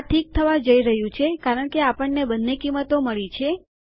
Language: Gujarati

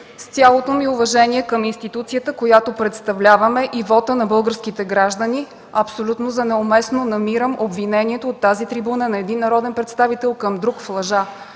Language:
Bulgarian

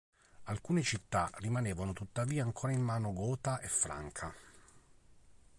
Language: Italian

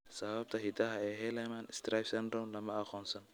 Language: Somali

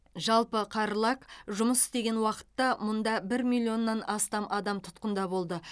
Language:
Kazakh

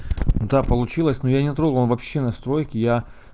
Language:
Russian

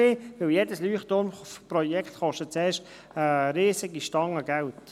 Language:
Swiss German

